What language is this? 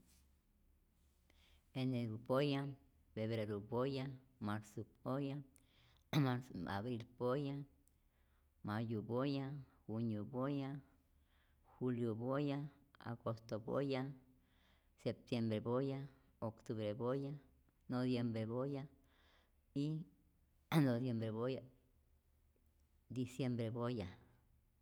Rayón Zoque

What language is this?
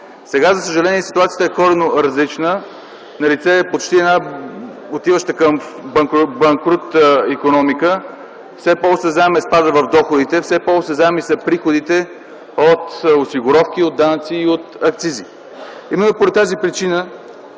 Bulgarian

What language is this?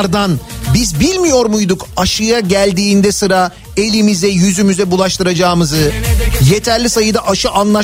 Turkish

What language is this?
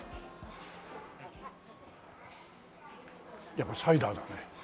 Japanese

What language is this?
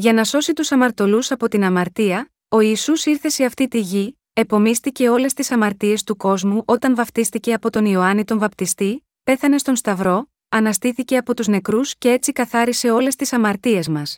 Greek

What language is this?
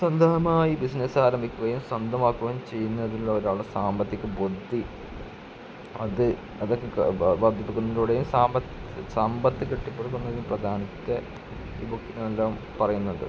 Malayalam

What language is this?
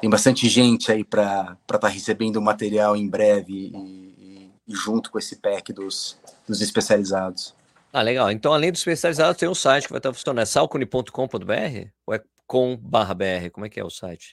Portuguese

